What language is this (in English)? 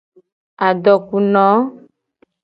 Gen